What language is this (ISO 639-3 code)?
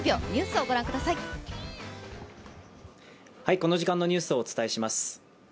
jpn